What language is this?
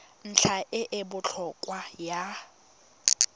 Tswana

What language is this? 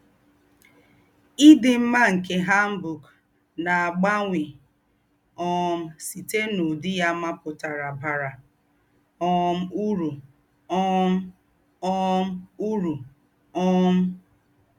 Igbo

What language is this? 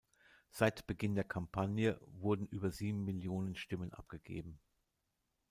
German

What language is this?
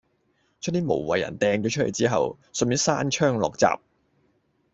Cantonese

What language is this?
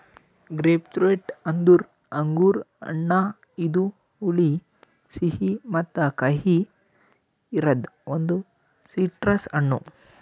Kannada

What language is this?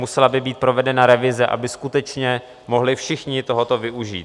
Czech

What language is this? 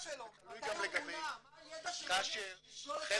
Hebrew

